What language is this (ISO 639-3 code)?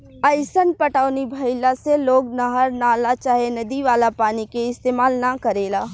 bho